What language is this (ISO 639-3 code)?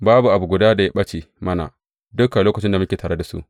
hau